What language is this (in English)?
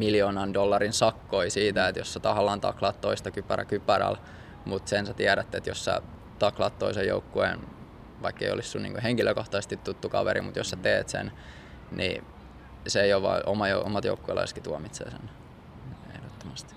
Finnish